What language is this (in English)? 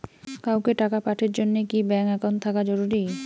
Bangla